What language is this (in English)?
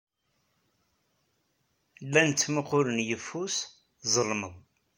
Kabyle